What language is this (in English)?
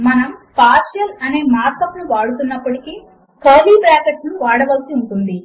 Telugu